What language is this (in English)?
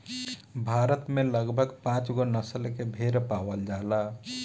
Bhojpuri